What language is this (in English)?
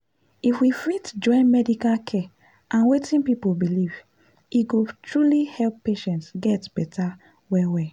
Nigerian Pidgin